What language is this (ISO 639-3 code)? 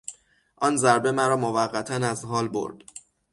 fas